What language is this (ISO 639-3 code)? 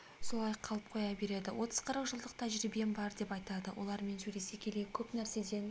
kaz